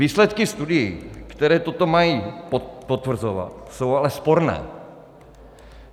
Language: Czech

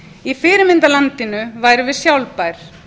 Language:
Icelandic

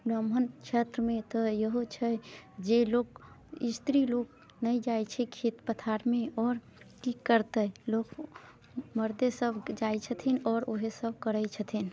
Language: Maithili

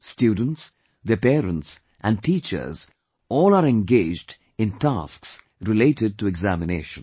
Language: English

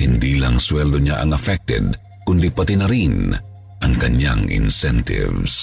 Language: Filipino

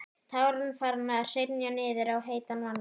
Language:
Icelandic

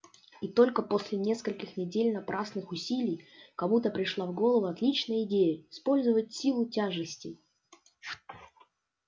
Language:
Russian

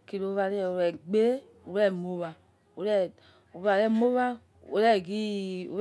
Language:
Yekhee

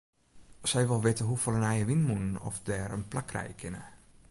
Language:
Western Frisian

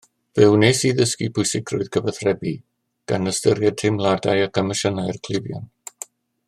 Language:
Welsh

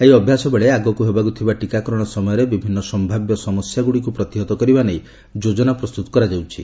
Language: Odia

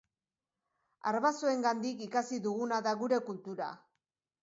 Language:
Basque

